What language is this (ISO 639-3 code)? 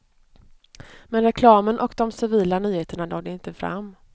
swe